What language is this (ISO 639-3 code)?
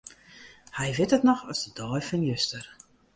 fry